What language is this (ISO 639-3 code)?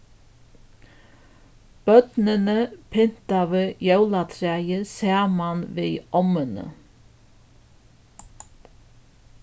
fao